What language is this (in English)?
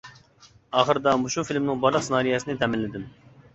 Uyghur